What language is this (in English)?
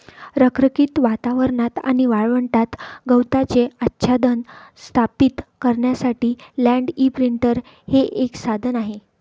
Marathi